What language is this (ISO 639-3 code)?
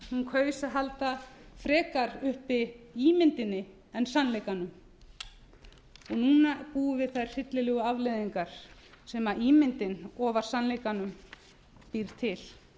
isl